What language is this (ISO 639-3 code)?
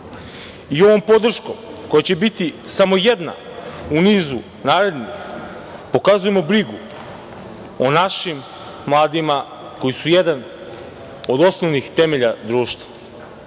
srp